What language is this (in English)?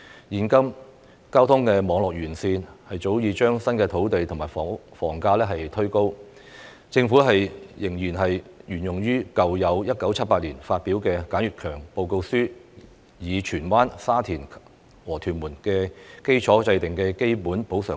Cantonese